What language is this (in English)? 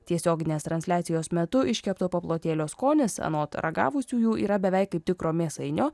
Lithuanian